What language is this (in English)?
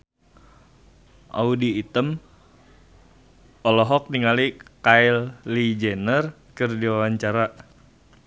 Sundanese